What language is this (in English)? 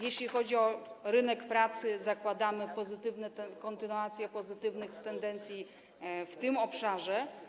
Polish